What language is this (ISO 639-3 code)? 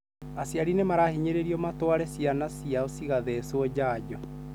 kik